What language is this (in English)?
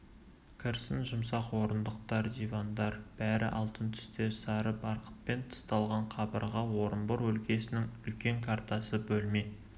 Kazakh